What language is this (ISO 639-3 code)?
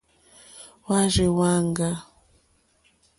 bri